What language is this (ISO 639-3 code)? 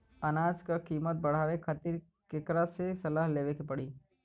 bho